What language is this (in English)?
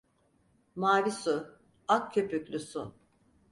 Turkish